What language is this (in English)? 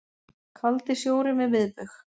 Icelandic